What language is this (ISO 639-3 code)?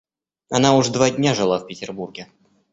rus